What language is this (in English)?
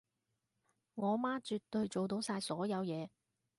Cantonese